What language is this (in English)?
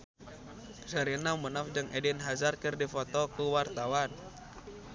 Sundanese